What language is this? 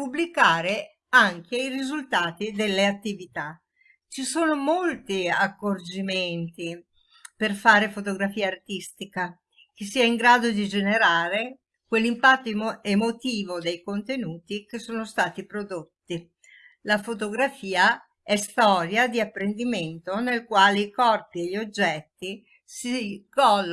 Italian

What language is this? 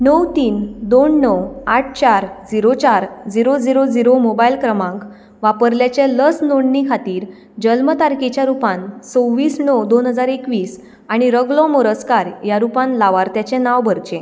Konkani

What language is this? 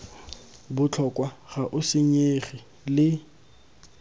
Tswana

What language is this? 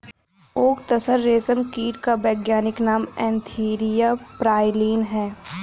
Hindi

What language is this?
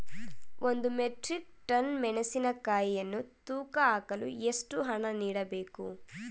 Kannada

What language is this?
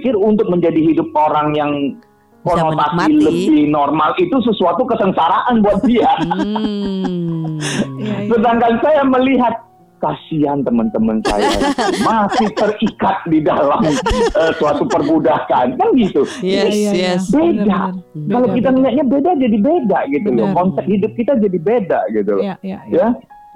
Indonesian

